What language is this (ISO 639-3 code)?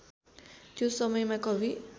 nep